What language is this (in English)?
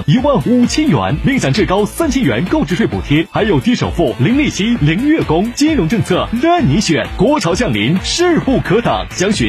Chinese